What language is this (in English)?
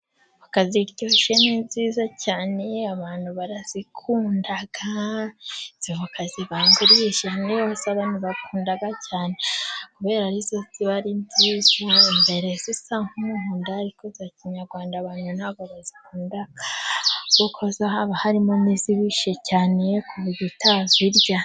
Kinyarwanda